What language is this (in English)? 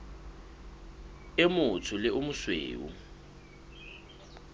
Southern Sotho